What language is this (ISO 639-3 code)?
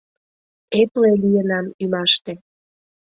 chm